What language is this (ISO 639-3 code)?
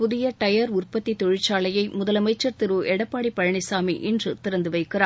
tam